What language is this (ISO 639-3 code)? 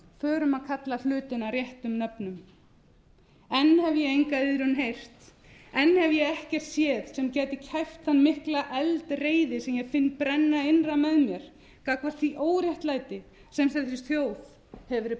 isl